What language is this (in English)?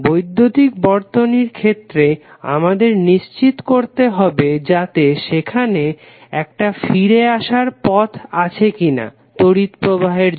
Bangla